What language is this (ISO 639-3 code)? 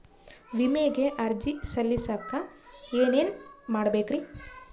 kan